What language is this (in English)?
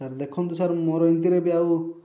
Odia